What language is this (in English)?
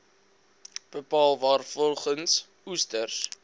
Afrikaans